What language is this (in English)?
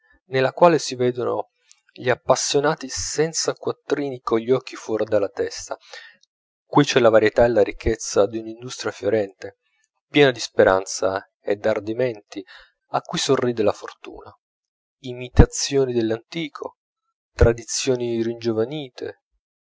Italian